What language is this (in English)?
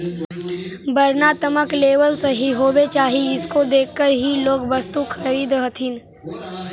Magahi